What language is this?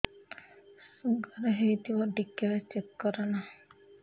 Odia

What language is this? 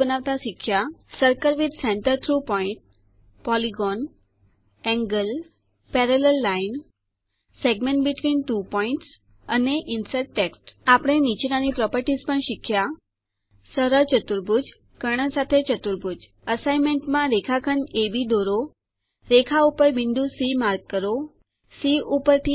Gujarati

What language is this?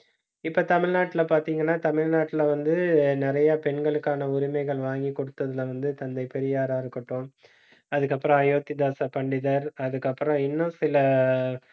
Tamil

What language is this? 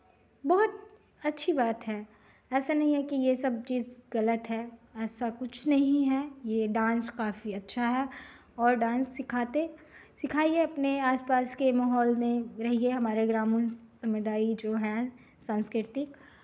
Hindi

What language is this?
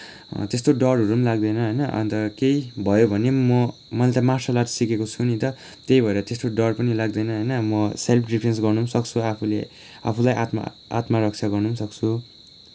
Nepali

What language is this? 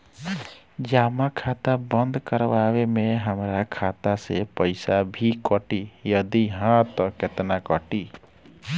Bhojpuri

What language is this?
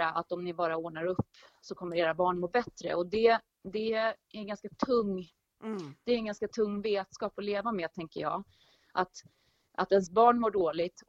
Swedish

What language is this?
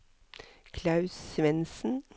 Norwegian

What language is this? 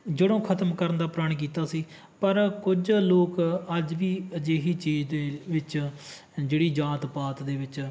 Punjabi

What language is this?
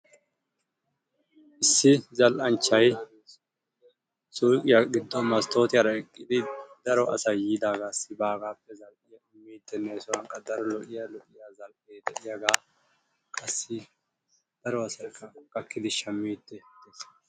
Wolaytta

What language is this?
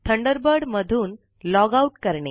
Marathi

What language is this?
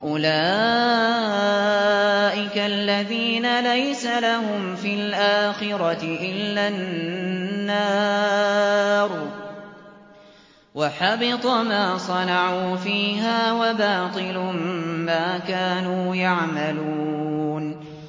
Arabic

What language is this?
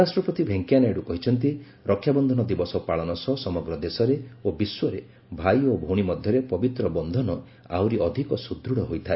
Odia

